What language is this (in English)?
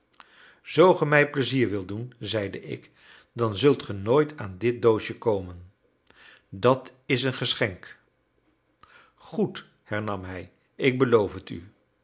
Dutch